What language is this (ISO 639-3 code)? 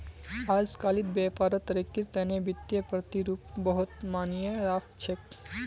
mag